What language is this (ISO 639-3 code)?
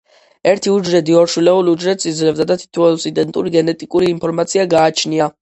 kat